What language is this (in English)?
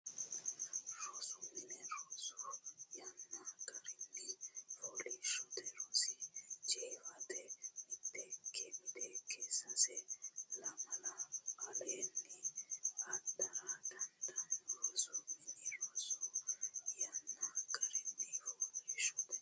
Sidamo